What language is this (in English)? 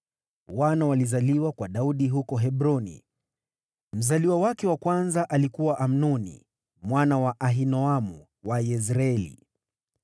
Swahili